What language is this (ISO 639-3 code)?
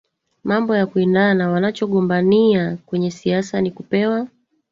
swa